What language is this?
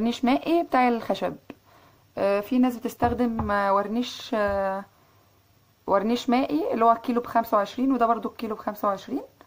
Arabic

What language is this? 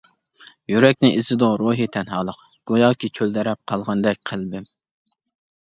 Uyghur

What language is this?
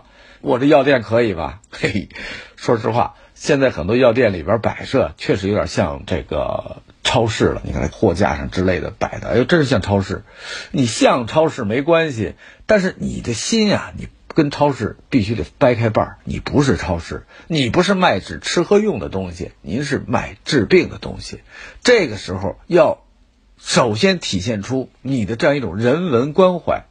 Chinese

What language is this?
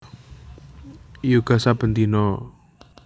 Javanese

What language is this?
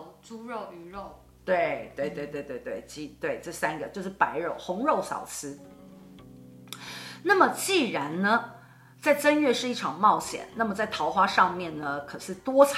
Chinese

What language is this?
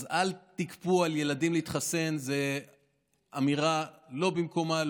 Hebrew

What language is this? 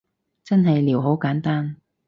Cantonese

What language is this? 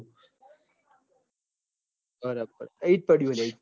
Gujarati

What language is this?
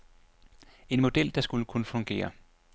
Danish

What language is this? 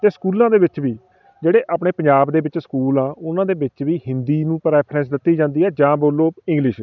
Punjabi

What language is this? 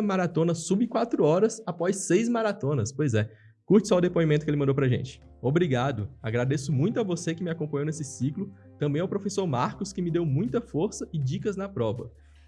Portuguese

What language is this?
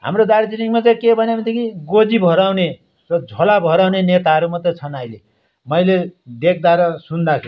Nepali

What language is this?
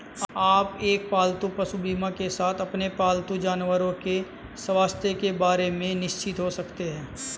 Hindi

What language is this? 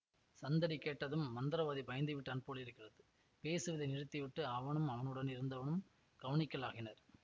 Tamil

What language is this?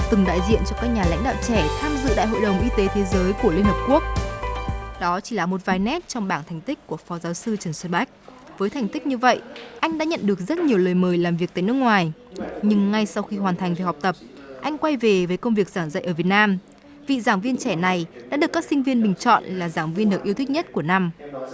Vietnamese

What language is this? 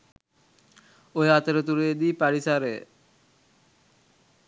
Sinhala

